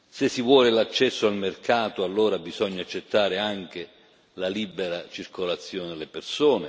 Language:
Italian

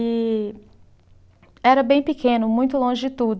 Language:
Portuguese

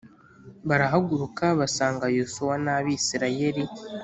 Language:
Kinyarwanda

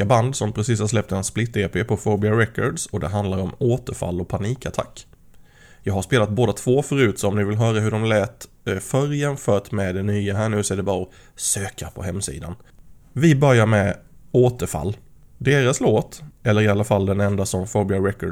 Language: Swedish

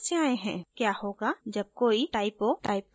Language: Hindi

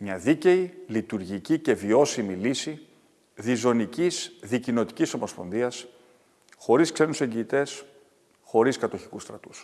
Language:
Greek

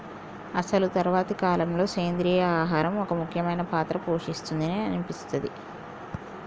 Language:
Telugu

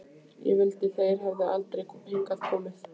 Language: Icelandic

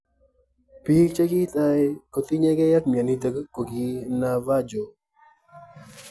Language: Kalenjin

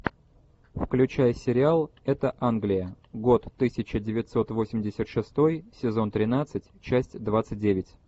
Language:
Russian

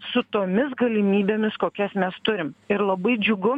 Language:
Lithuanian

